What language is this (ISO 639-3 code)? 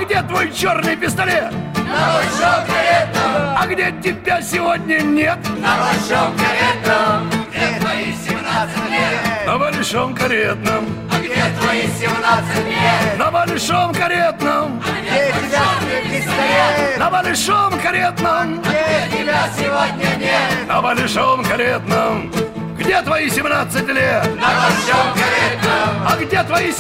rus